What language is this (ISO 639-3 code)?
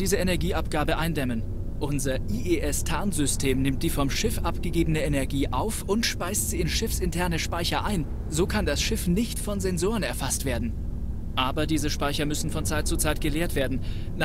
deu